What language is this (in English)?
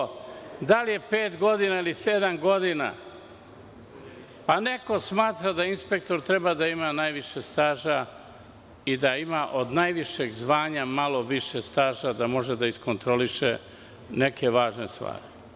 Serbian